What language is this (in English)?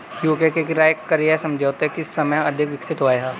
Hindi